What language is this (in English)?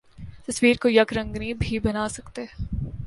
Urdu